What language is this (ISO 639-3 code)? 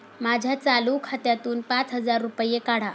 mar